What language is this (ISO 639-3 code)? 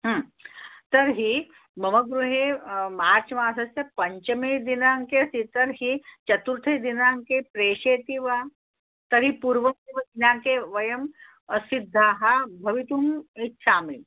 san